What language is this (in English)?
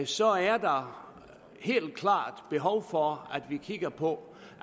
Danish